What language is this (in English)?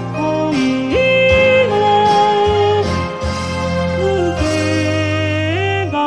Japanese